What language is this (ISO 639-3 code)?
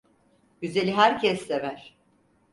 tur